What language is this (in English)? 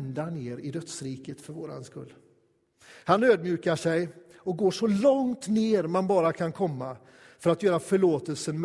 Swedish